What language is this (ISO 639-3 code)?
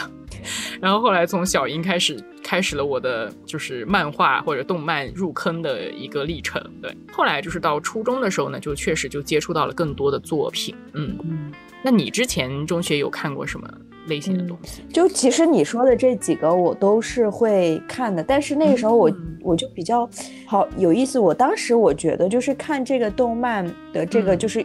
zho